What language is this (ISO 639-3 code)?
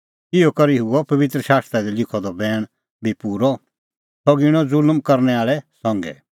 kfx